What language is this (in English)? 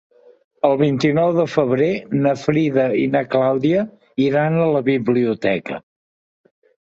Catalan